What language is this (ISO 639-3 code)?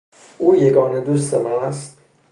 fas